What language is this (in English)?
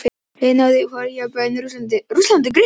Icelandic